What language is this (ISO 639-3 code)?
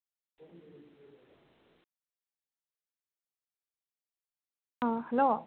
mni